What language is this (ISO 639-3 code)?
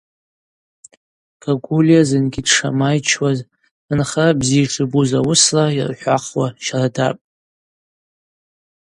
abq